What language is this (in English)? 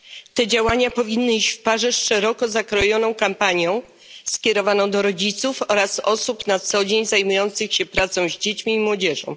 Polish